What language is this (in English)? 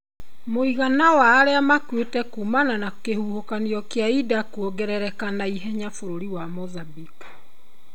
Kikuyu